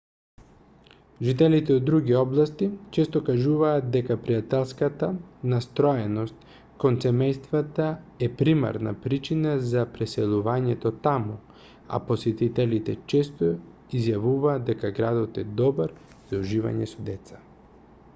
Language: Macedonian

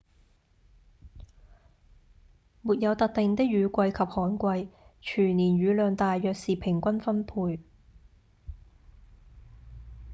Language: Cantonese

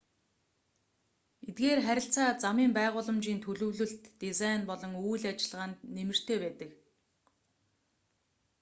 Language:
Mongolian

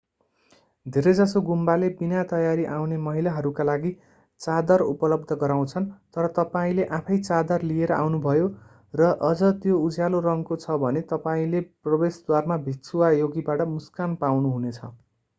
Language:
Nepali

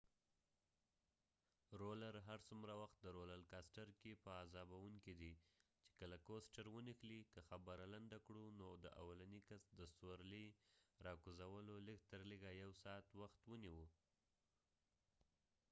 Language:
Pashto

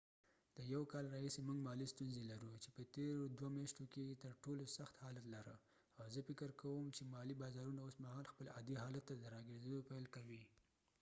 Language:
Pashto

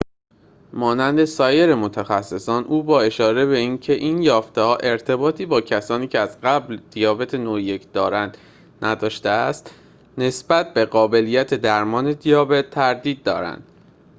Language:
Persian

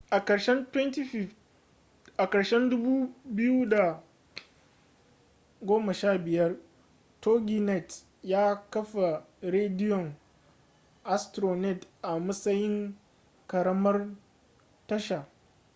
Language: Hausa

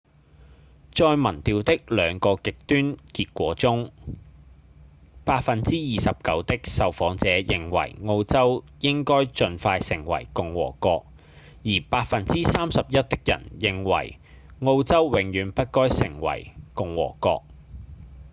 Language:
Cantonese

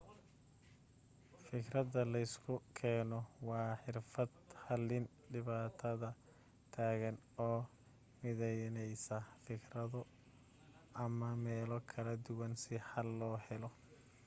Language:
Somali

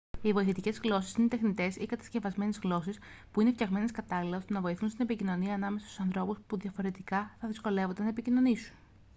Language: Greek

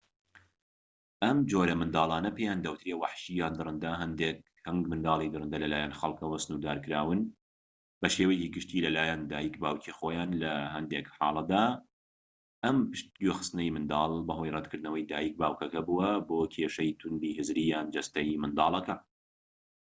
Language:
Central Kurdish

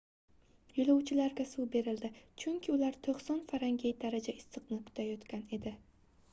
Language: Uzbek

